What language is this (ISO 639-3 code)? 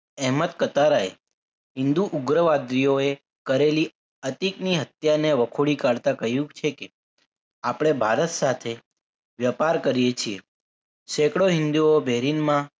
guj